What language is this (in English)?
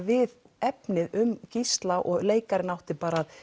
Icelandic